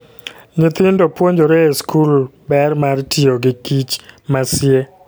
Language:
Luo (Kenya and Tanzania)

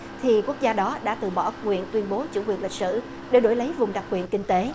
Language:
Vietnamese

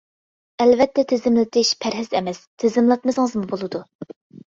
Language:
Uyghur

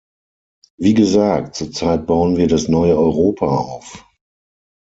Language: German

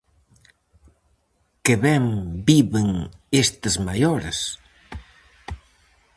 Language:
Galician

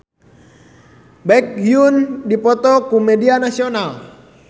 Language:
Sundanese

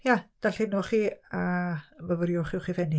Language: Welsh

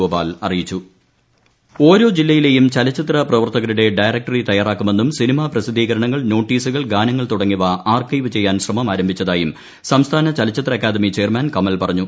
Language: Malayalam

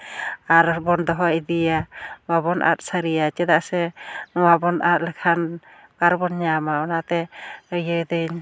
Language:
Santali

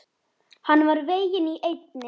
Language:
Icelandic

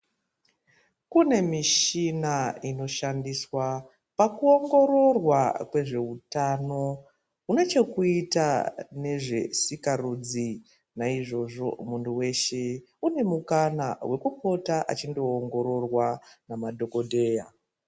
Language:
Ndau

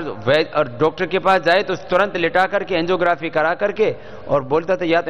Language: Hindi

